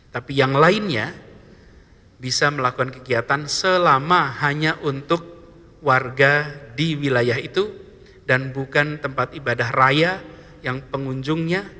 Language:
Indonesian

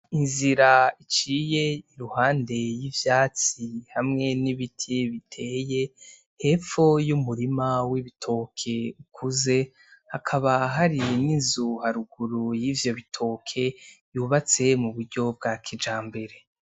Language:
Rundi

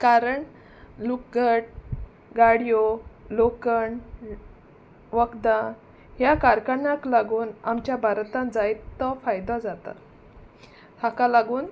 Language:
Konkani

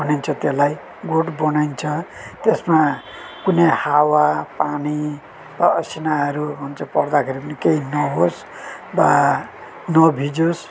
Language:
Nepali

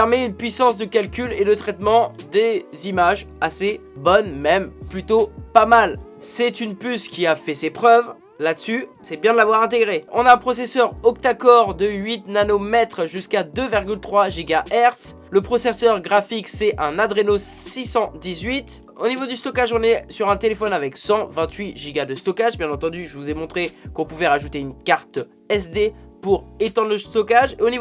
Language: French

